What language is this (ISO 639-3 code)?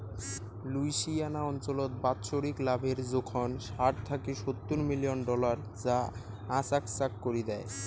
ben